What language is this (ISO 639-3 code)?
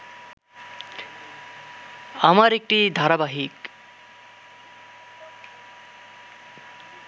ben